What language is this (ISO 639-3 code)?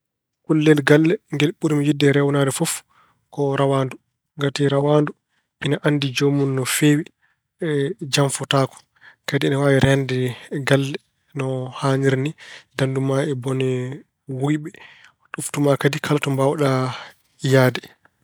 ful